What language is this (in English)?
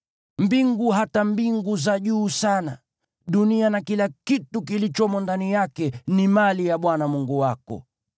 Swahili